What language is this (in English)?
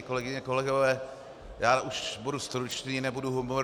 Czech